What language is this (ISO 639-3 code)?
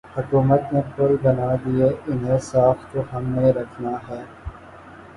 urd